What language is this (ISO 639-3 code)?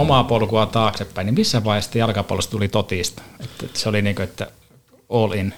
fin